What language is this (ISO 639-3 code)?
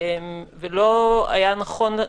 heb